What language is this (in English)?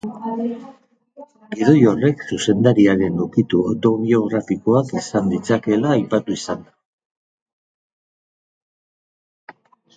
Basque